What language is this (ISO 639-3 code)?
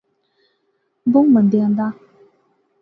phr